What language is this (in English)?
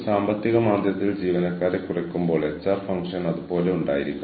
Malayalam